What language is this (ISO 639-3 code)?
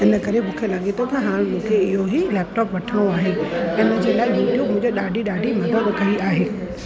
snd